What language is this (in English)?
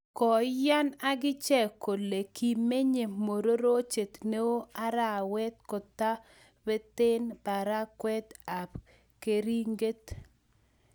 Kalenjin